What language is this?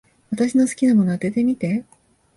Japanese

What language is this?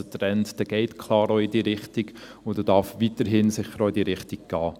Swiss German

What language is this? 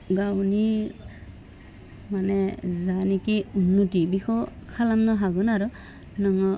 Bodo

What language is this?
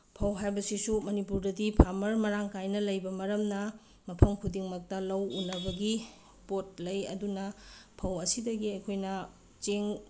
Manipuri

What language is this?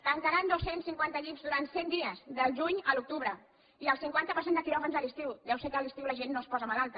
Catalan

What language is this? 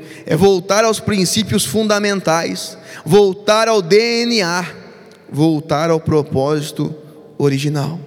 Portuguese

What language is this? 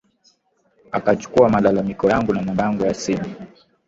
Swahili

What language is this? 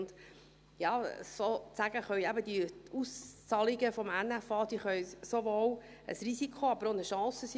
Swiss German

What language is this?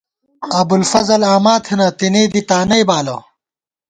Gawar-Bati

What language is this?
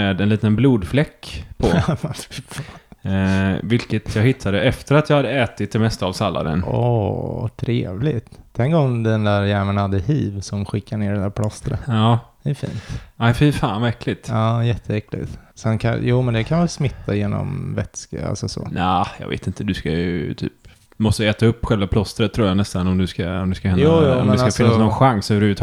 Swedish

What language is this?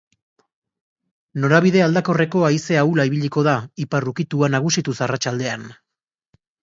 Basque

